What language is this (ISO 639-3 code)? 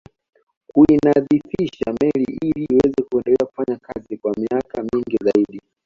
swa